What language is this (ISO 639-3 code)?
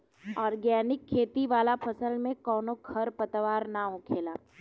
bho